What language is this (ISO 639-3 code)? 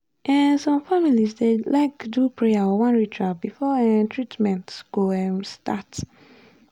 pcm